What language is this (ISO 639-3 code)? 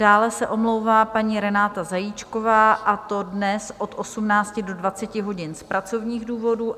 ces